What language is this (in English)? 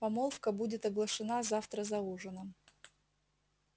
Russian